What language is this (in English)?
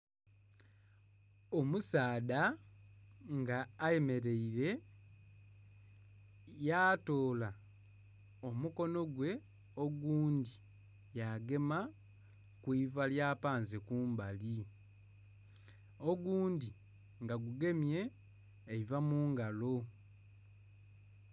Soga